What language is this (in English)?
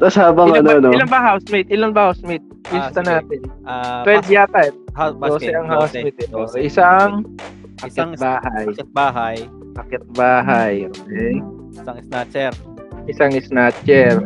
Filipino